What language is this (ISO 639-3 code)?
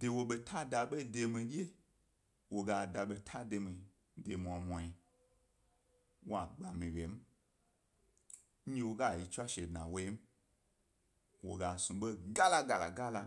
gby